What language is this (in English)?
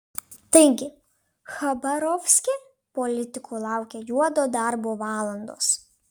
Lithuanian